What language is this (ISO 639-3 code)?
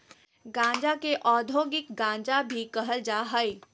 mag